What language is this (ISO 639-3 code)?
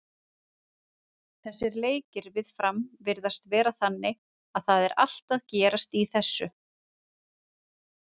isl